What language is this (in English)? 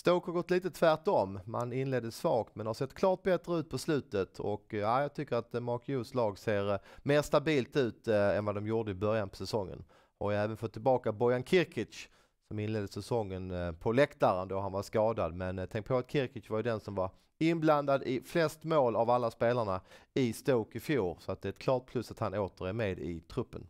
Swedish